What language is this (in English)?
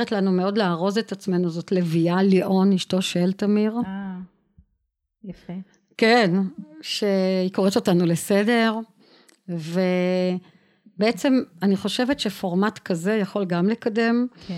Hebrew